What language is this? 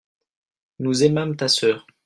French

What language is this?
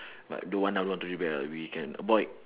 English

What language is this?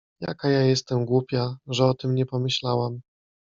Polish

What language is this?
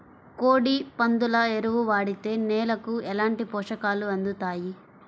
Telugu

